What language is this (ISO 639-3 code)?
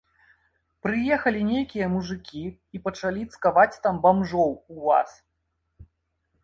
bel